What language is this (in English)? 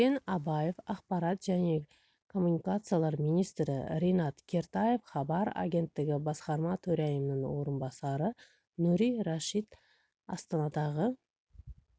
Kazakh